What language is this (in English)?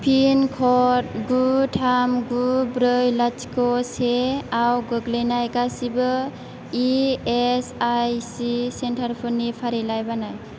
Bodo